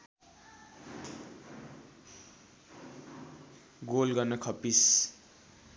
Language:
Nepali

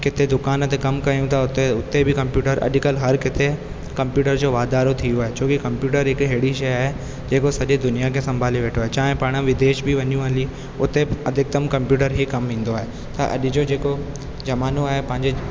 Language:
Sindhi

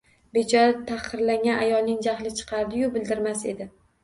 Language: Uzbek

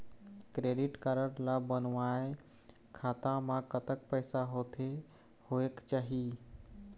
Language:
Chhattisgarhi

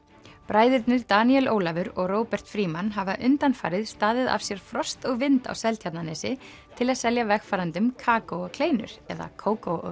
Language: Icelandic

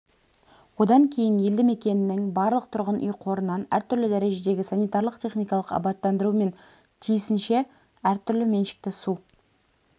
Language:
Kazakh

